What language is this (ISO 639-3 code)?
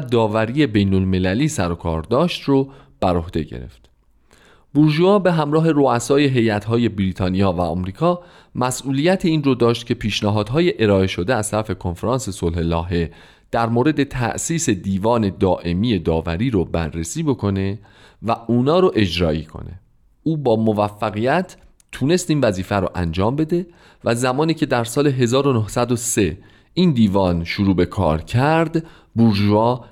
fas